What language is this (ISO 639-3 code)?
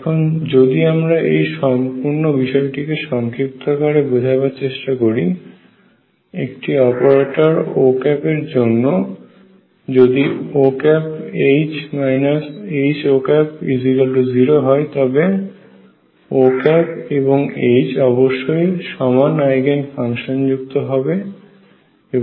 ben